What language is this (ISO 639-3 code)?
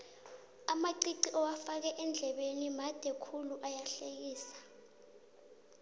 nbl